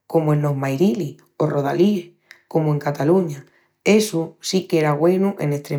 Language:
Extremaduran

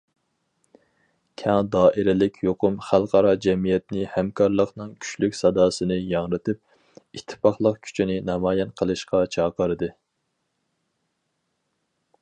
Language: Uyghur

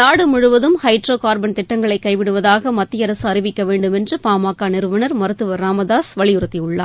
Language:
Tamil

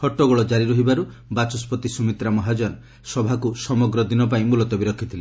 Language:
Odia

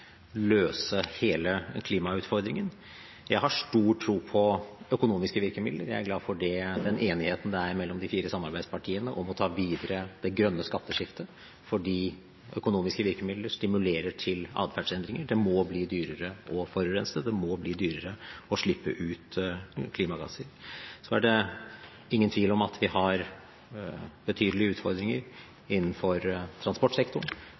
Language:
Norwegian Bokmål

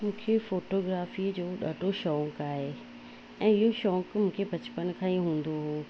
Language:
Sindhi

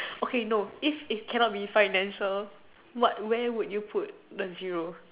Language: English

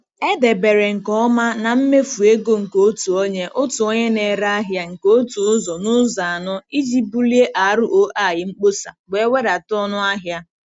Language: Igbo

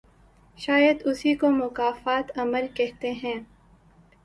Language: Urdu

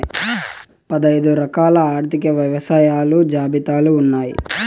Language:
Telugu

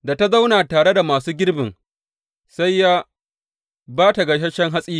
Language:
Hausa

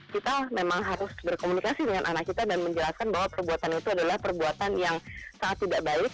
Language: Indonesian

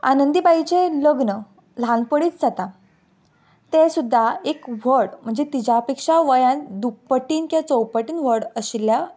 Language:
Konkani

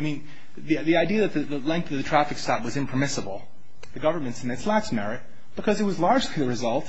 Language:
English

